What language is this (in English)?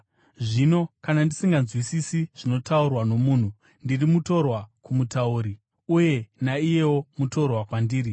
Shona